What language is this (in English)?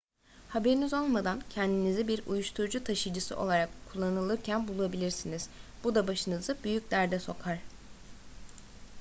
Turkish